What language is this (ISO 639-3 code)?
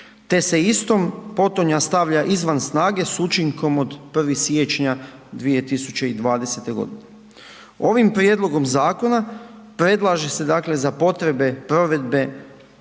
hrv